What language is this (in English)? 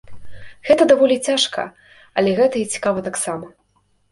Belarusian